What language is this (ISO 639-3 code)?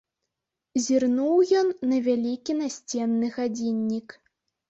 bel